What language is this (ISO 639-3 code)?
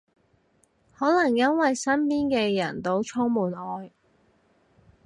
yue